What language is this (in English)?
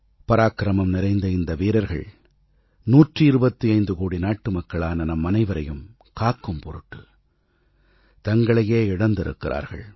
Tamil